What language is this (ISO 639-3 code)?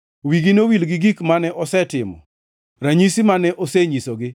luo